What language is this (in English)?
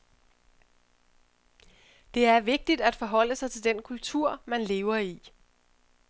Danish